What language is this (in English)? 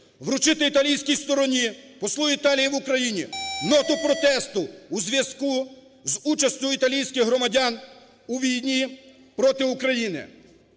Ukrainian